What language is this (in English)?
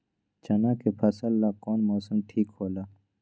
Magahi